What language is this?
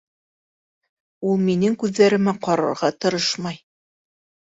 Bashkir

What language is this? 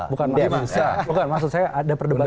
Indonesian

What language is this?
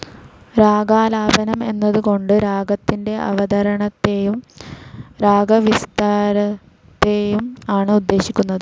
Malayalam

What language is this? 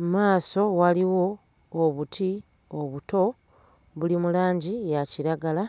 Ganda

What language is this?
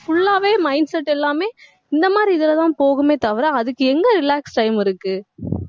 Tamil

